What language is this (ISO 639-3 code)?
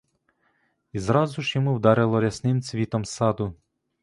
ukr